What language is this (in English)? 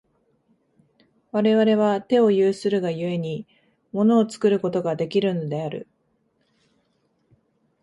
Japanese